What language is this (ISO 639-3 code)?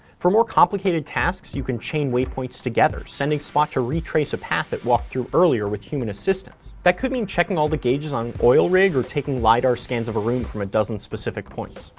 eng